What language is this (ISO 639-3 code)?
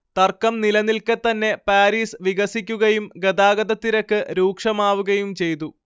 mal